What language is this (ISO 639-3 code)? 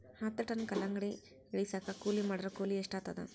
kan